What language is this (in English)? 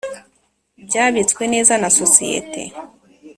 Kinyarwanda